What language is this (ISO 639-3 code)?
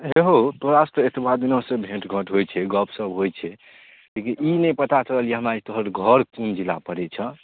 mai